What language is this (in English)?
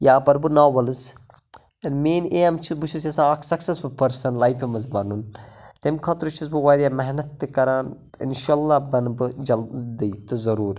Kashmiri